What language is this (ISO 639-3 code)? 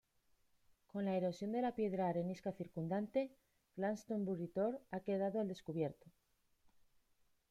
spa